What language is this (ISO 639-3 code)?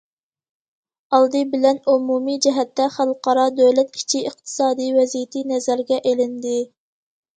uig